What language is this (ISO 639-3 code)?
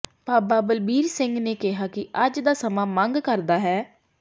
pan